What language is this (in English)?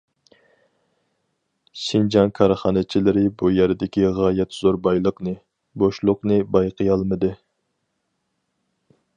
Uyghur